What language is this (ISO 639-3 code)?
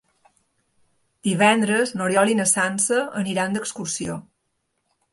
cat